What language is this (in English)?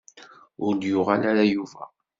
Kabyle